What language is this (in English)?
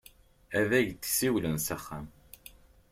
Kabyle